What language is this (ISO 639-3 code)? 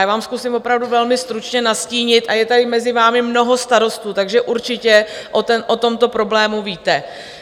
ces